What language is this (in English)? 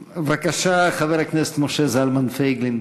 Hebrew